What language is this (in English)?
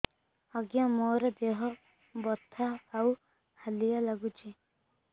Odia